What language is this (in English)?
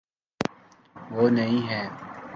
Urdu